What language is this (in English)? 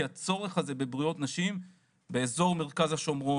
Hebrew